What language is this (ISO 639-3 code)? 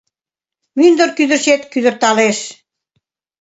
chm